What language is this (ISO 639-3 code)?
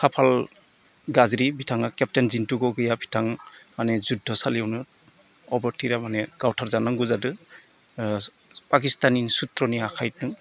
brx